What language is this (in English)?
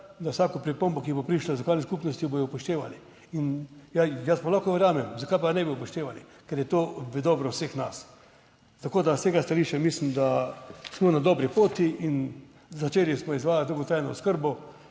Slovenian